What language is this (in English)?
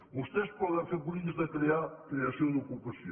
Catalan